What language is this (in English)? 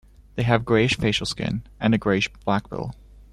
English